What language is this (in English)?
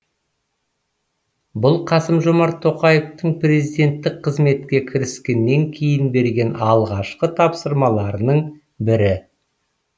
Kazakh